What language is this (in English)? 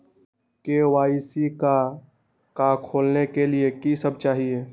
Magahi